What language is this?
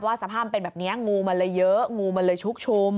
Thai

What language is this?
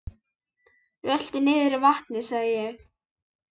Icelandic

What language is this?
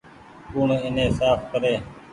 Goaria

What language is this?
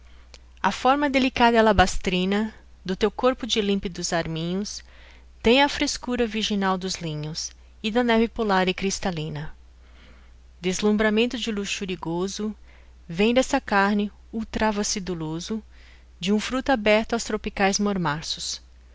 Portuguese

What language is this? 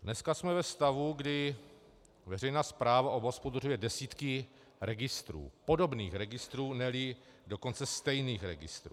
Czech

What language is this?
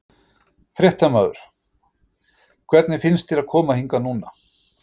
Icelandic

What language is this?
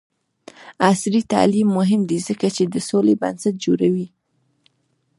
Pashto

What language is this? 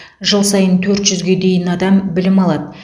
Kazakh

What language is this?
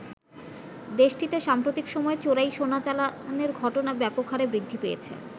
Bangla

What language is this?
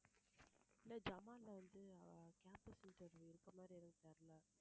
Tamil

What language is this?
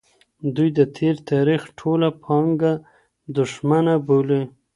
Pashto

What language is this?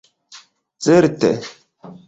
Esperanto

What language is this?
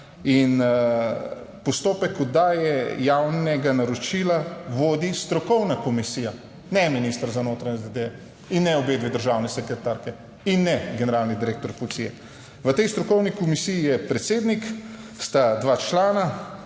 Slovenian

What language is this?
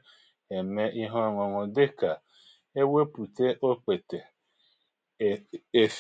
Igbo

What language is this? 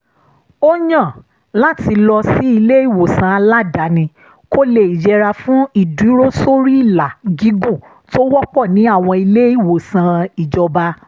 Yoruba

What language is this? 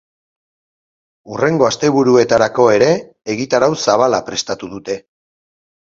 Basque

